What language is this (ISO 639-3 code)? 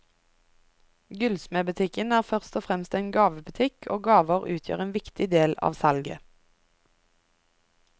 nor